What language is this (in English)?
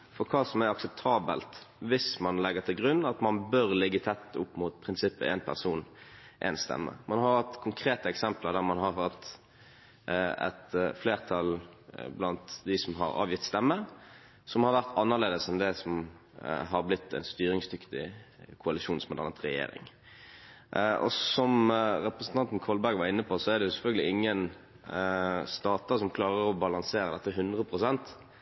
Norwegian Bokmål